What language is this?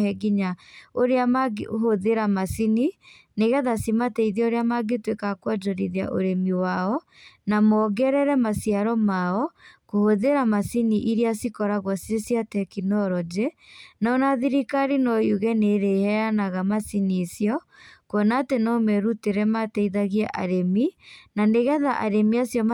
Kikuyu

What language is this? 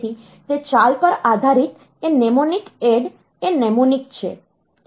Gujarati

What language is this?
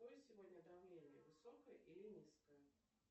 Russian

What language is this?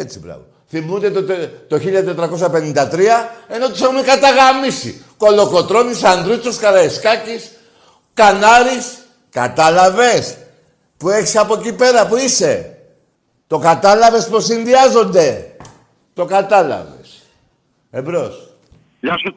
Greek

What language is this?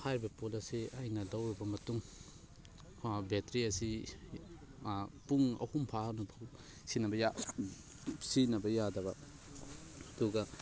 Manipuri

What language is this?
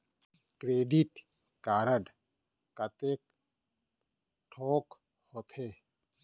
Chhattisgarhi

